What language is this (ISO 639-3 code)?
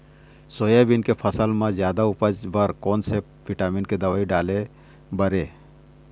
hne